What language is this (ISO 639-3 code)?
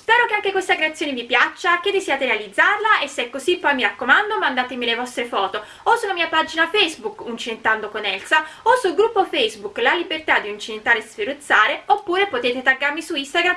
ita